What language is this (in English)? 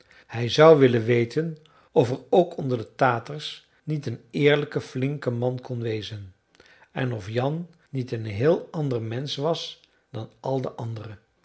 Dutch